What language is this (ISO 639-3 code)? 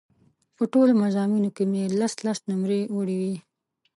pus